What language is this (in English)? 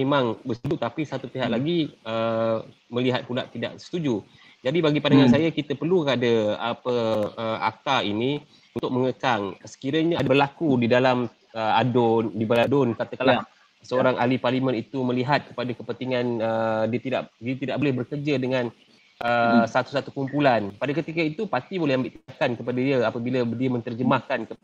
Malay